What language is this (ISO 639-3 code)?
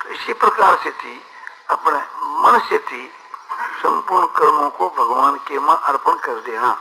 hin